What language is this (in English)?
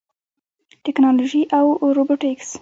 Pashto